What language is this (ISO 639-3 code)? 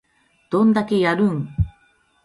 jpn